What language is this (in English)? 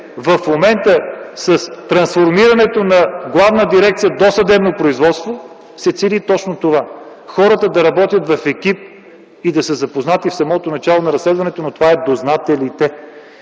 Bulgarian